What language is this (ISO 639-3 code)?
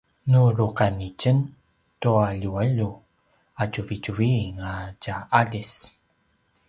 pwn